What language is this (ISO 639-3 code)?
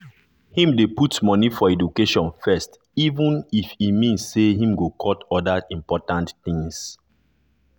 pcm